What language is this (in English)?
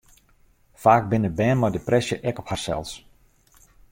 Western Frisian